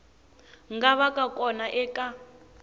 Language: Tsonga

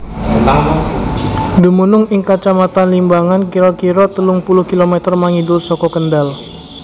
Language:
Javanese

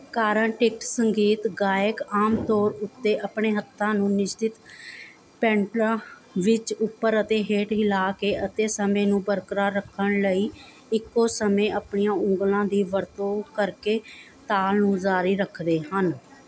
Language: Punjabi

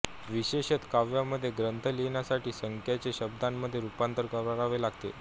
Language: Marathi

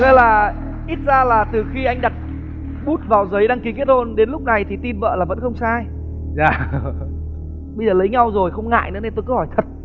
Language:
Vietnamese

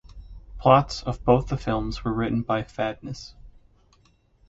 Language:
English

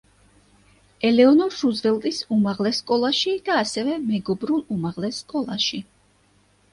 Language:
Georgian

